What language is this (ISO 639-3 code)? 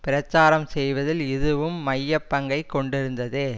tam